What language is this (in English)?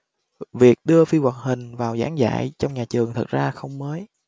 Vietnamese